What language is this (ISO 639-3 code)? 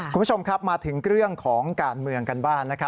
tha